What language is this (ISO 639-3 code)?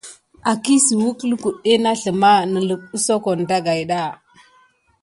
gid